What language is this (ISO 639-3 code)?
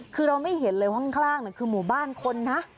tha